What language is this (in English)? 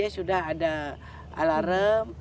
Indonesian